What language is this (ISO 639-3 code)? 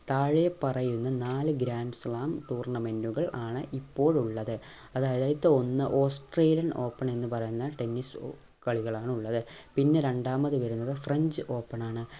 mal